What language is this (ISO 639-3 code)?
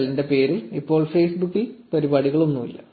mal